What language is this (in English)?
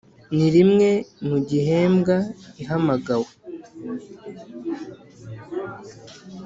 Kinyarwanda